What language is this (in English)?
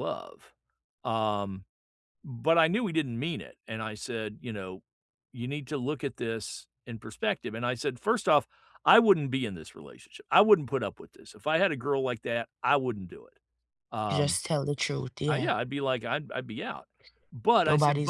English